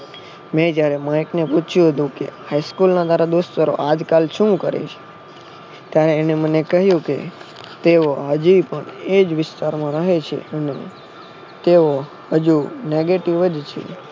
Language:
Gujarati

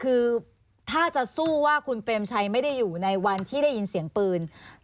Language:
Thai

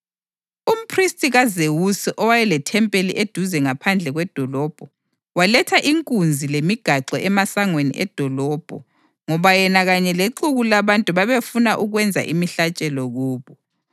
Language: North Ndebele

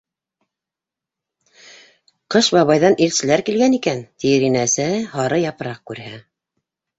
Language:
Bashkir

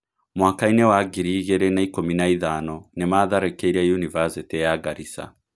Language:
Kikuyu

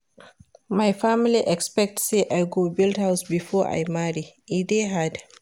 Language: Nigerian Pidgin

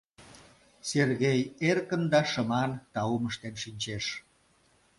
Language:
Mari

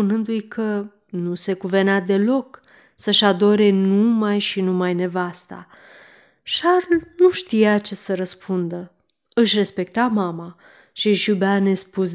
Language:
Romanian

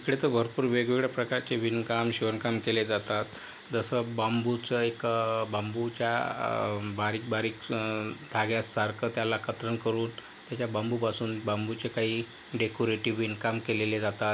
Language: Marathi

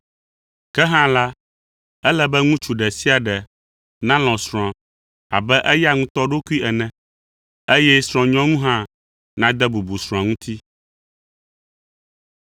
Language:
Ewe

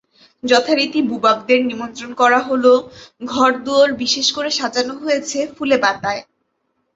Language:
Bangla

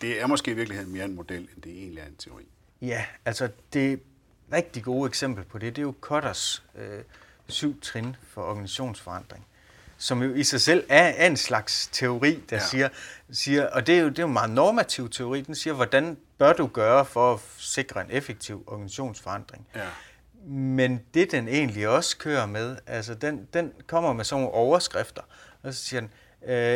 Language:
Danish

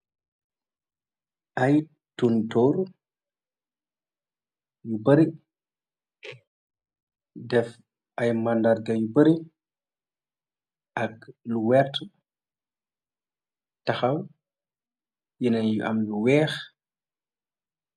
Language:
Wolof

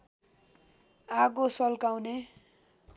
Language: Nepali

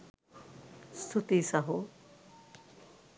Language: Sinhala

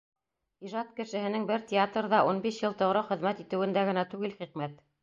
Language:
Bashkir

